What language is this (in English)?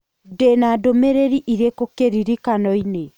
Kikuyu